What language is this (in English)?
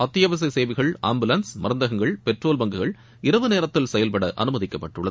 Tamil